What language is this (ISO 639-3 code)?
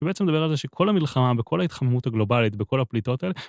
heb